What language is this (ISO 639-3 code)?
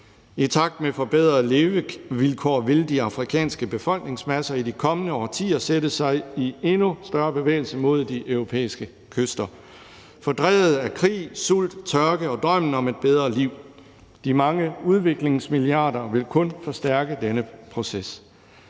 dan